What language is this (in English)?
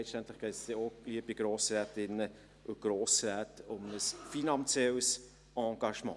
Swiss German